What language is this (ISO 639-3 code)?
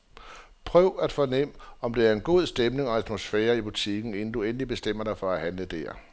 dan